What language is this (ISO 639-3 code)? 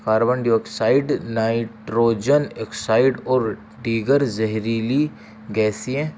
urd